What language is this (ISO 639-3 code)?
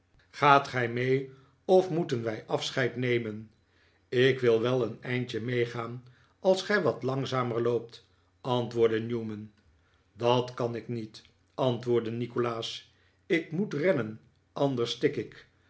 nld